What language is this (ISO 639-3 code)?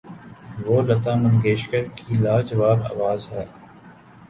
urd